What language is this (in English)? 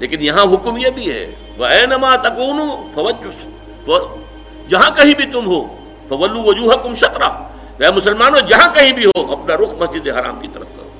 Urdu